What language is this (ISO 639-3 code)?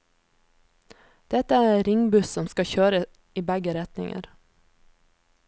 nor